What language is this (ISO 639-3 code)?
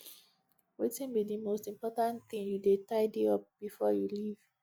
pcm